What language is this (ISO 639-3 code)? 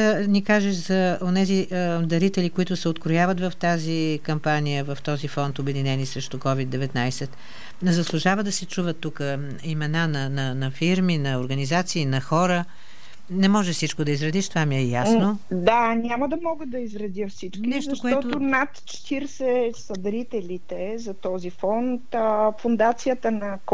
bul